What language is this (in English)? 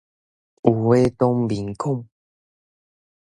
Min Nan Chinese